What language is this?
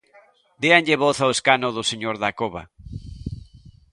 Galician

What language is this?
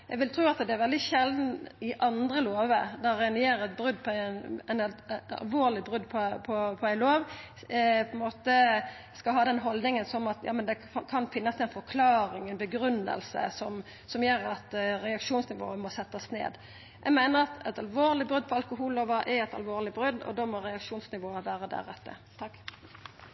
Norwegian Nynorsk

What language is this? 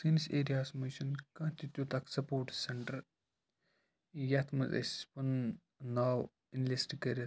Kashmiri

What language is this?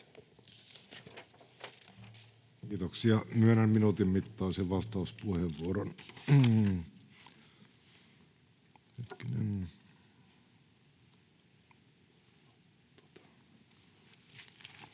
Finnish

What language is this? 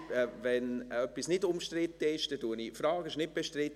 Swiss German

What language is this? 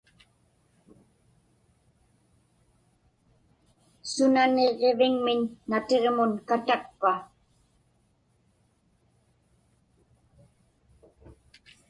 Inupiaq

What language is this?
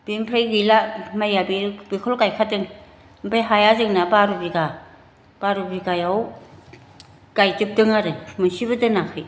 Bodo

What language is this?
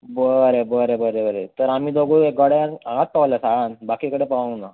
Konkani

